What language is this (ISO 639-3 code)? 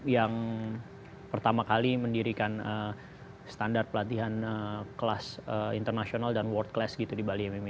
ind